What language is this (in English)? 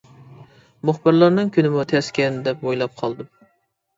Uyghur